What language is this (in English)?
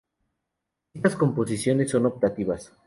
Spanish